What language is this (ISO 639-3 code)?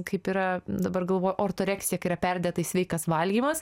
lit